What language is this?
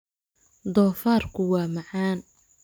Somali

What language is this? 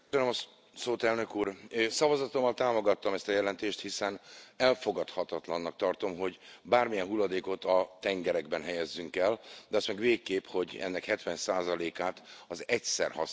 Hungarian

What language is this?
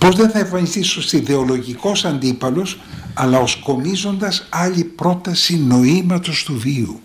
Greek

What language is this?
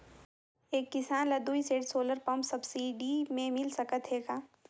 Chhattisgarhi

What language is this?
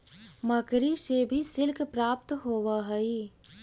Magahi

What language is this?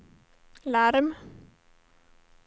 Swedish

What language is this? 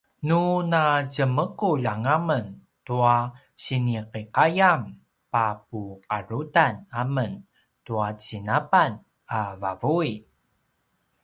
Paiwan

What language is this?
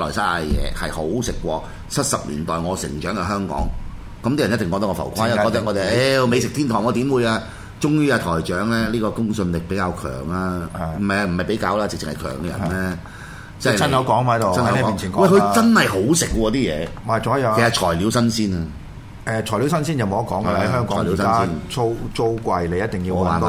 Chinese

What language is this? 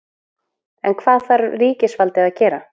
Icelandic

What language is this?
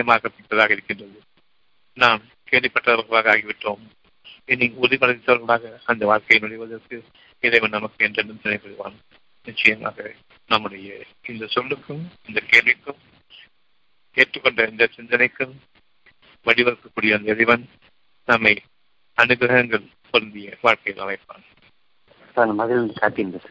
Tamil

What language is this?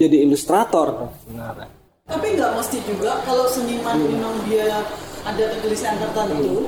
Indonesian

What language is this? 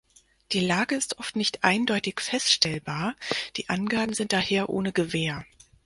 German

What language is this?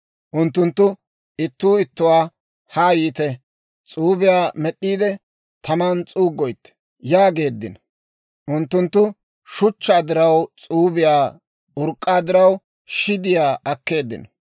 Dawro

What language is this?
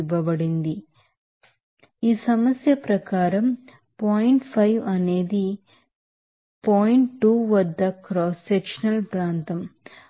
Telugu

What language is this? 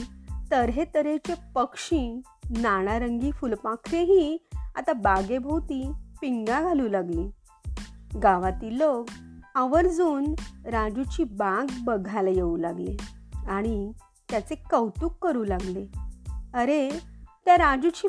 Marathi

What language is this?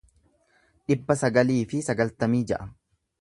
Oromo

